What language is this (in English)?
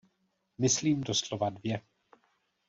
Czech